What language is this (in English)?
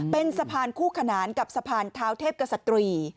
Thai